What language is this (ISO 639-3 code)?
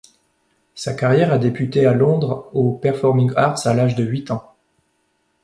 fra